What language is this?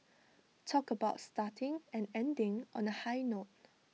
English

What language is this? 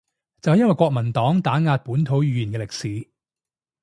Cantonese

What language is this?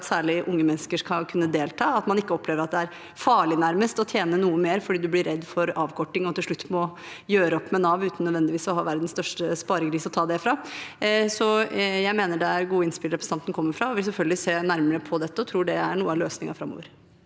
Norwegian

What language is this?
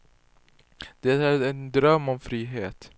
Swedish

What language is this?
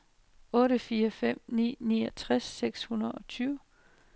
Danish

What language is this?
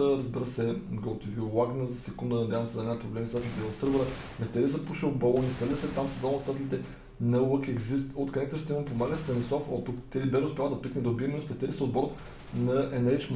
Bulgarian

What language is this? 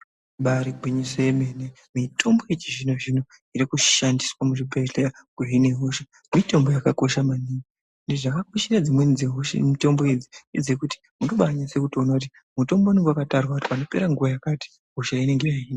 Ndau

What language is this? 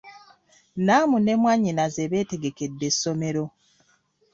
Ganda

